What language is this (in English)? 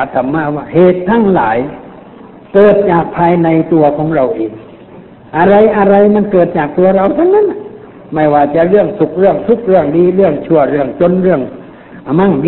Thai